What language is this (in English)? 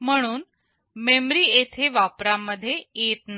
Marathi